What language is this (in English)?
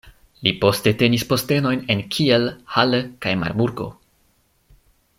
Esperanto